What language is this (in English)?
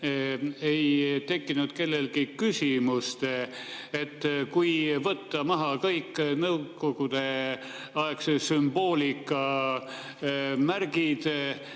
Estonian